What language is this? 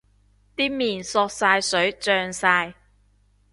Cantonese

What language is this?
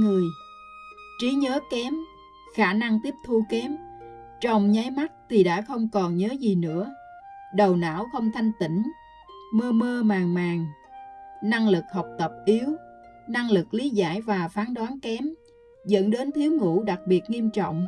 Vietnamese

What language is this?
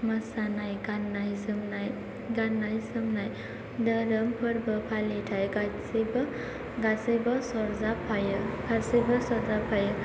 Bodo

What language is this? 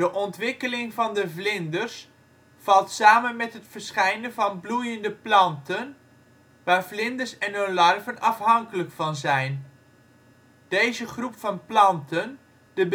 Dutch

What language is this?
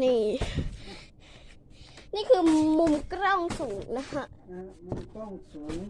Thai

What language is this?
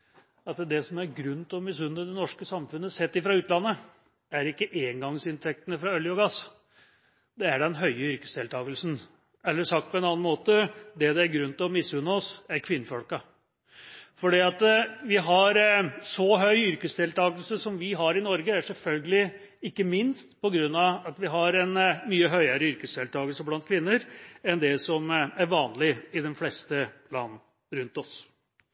Norwegian Bokmål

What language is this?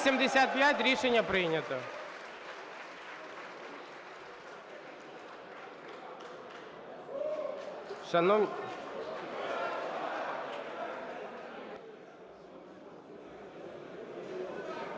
Ukrainian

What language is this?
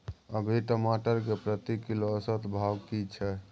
Maithili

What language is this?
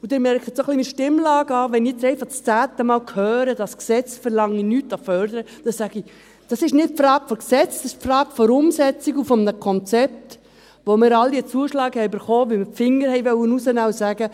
Swiss German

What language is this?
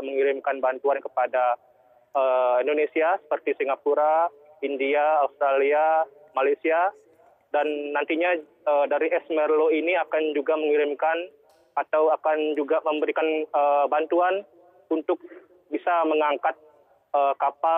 Indonesian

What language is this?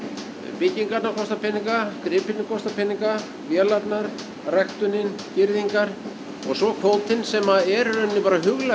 Icelandic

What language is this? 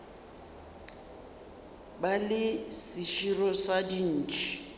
Northern Sotho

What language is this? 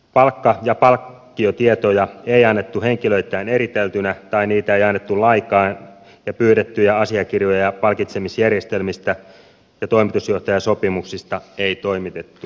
Finnish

